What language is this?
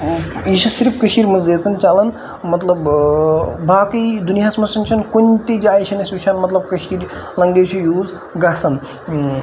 Kashmiri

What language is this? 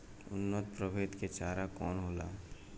Bhojpuri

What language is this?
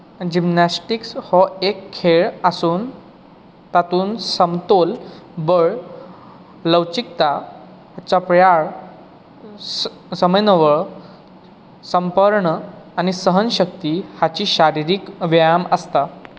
Konkani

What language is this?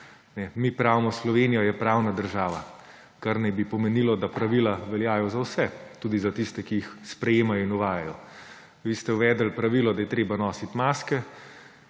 Slovenian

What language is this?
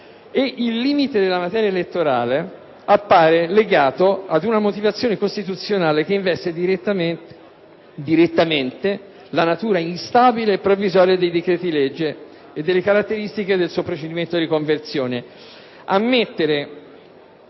Italian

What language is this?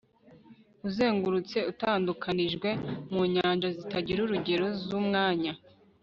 Kinyarwanda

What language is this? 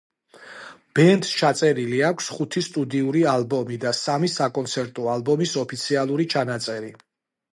Georgian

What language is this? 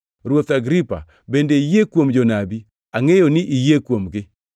Luo (Kenya and Tanzania)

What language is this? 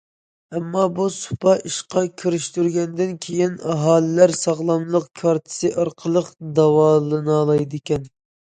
Uyghur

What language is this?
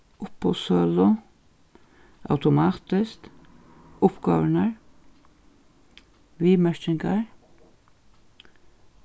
Faroese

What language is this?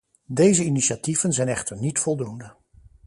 Dutch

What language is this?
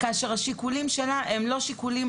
Hebrew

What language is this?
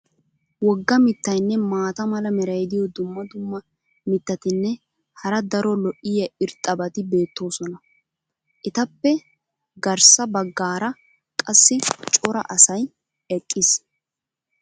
Wolaytta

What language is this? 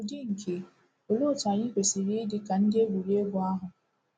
Igbo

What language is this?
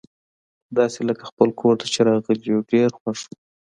Pashto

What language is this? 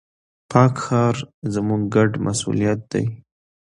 Pashto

